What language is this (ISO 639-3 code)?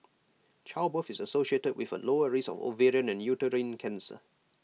eng